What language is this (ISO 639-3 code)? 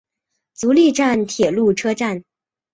zho